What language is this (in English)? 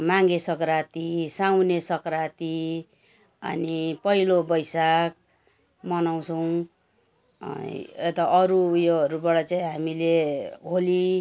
Nepali